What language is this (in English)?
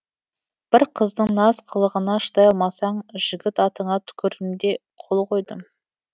Kazakh